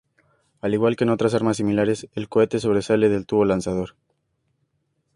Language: Spanish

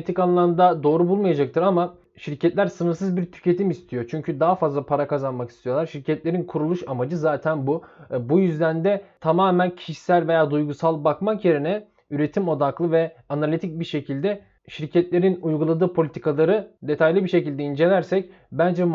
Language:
Turkish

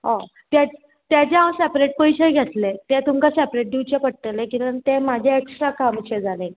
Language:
Konkani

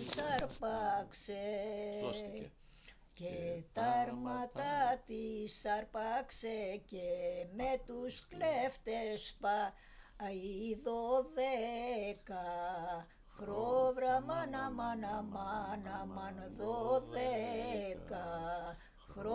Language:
Greek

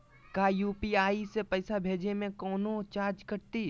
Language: Magahi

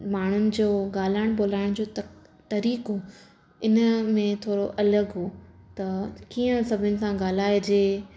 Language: Sindhi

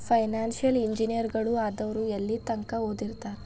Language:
Kannada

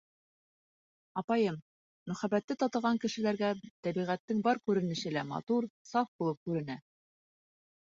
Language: Bashkir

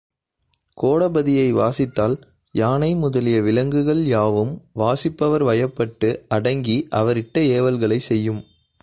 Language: Tamil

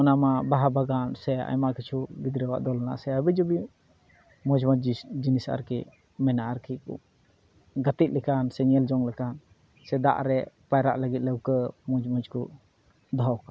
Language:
Santali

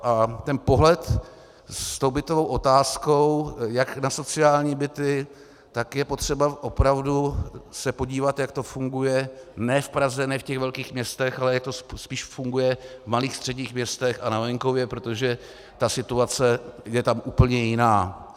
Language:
Czech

